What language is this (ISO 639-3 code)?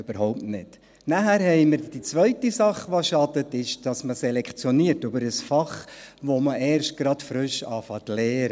gsw